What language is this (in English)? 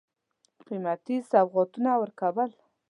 Pashto